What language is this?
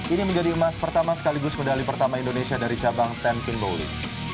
Indonesian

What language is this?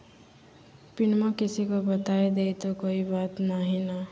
Magahi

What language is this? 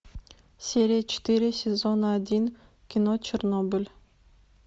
Russian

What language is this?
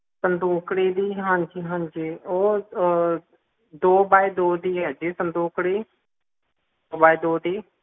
Punjabi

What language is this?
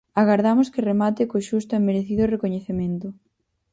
Galician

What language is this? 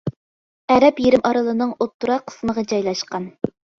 Uyghur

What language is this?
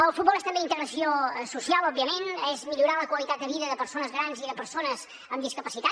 Catalan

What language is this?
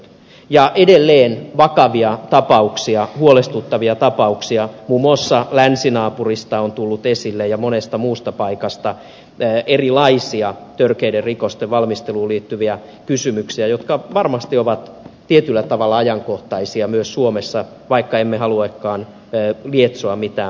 Finnish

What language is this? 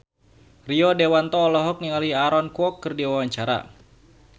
Sundanese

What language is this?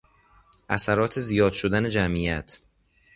Persian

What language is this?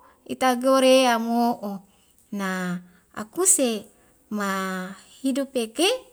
Wemale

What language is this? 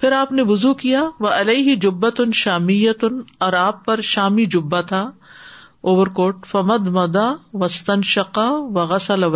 Urdu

